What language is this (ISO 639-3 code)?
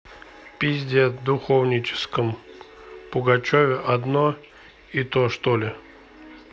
rus